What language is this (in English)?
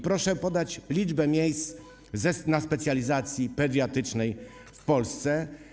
Polish